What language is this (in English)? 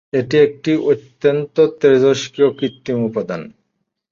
Bangla